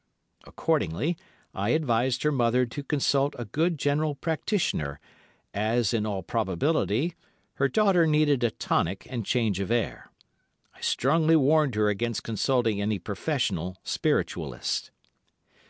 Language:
English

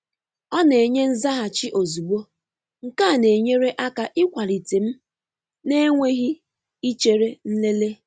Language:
Igbo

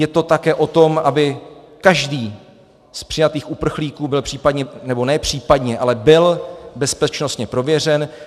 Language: Czech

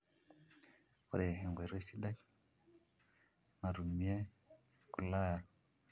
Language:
Masai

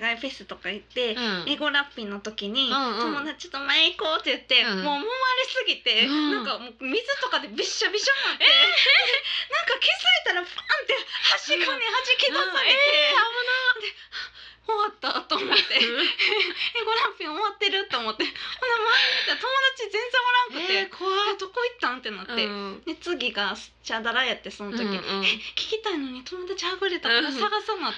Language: Japanese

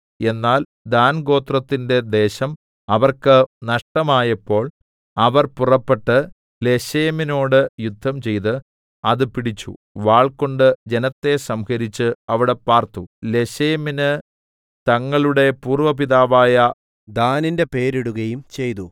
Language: Malayalam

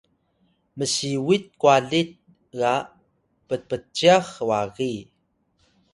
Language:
Atayal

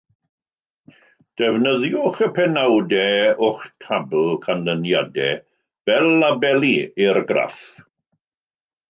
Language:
Welsh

